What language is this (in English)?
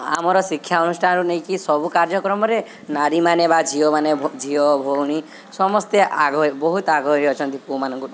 Odia